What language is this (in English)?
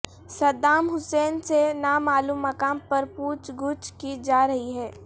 Urdu